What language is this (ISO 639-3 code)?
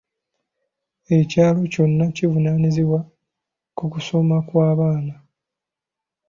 lug